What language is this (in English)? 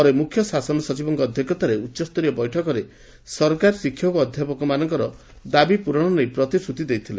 Odia